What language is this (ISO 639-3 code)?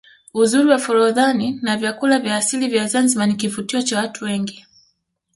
swa